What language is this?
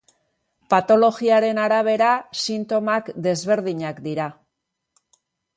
Basque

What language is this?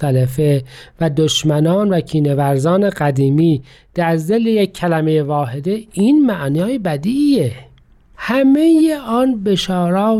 Persian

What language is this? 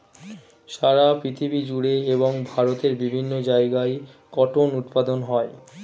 Bangla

